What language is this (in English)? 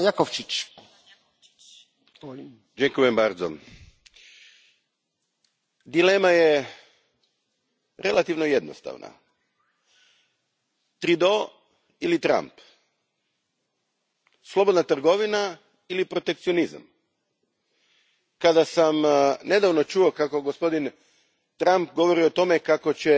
Croatian